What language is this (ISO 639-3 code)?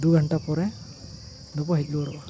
sat